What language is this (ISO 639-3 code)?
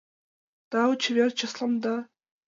chm